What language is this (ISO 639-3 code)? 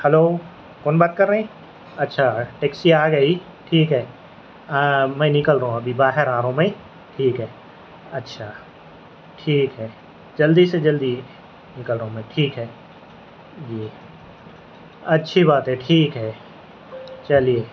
urd